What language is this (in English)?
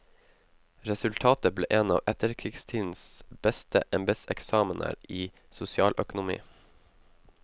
Norwegian